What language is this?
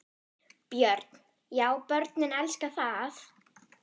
Icelandic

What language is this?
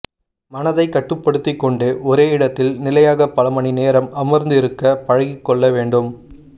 Tamil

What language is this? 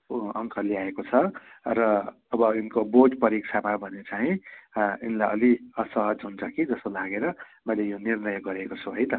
Nepali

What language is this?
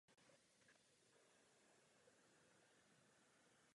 Czech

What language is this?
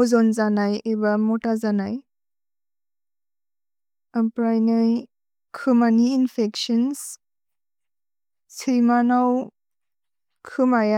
Bodo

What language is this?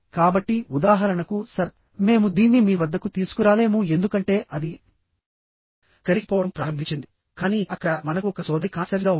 Telugu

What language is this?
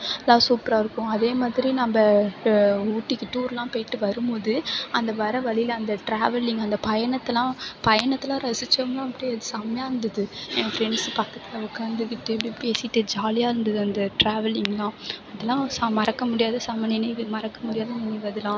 Tamil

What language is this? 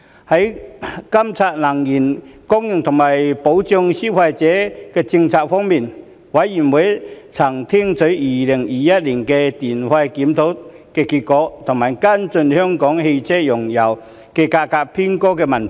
Cantonese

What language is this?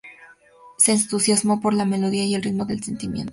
Spanish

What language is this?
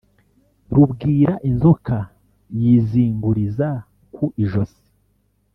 Kinyarwanda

